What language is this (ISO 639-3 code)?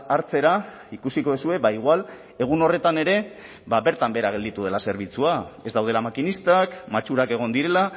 eus